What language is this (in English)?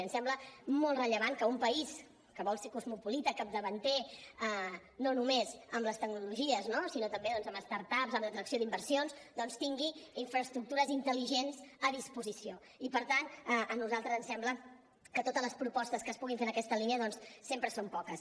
Catalan